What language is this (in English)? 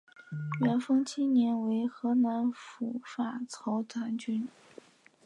Chinese